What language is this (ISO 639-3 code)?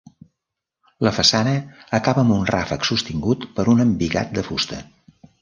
cat